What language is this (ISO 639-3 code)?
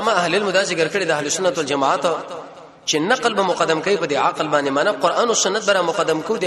ara